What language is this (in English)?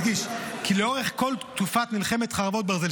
Hebrew